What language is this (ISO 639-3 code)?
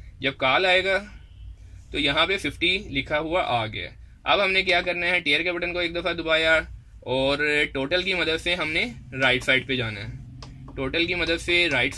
hin